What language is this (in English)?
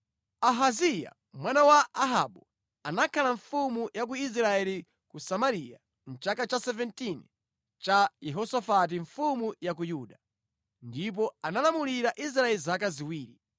Nyanja